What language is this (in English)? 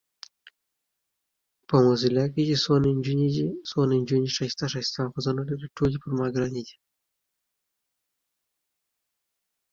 Pashto